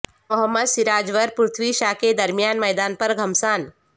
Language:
Urdu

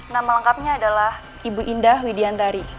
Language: Indonesian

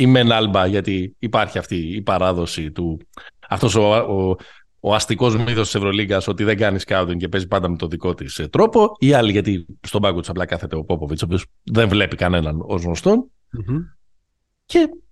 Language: Greek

